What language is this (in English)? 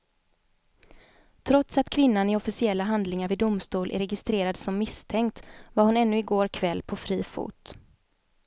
Swedish